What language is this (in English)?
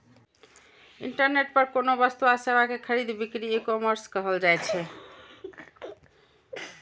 Maithili